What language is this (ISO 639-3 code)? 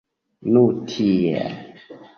epo